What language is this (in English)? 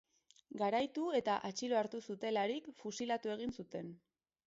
Basque